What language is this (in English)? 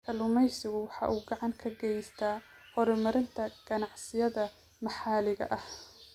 Somali